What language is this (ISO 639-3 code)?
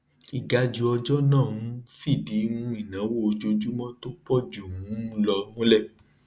yor